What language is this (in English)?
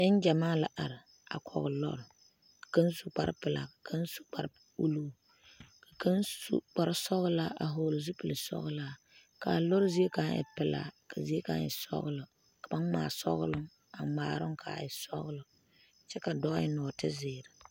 Southern Dagaare